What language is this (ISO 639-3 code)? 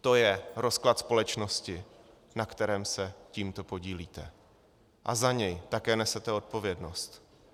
ces